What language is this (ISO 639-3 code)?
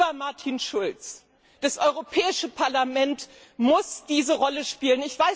deu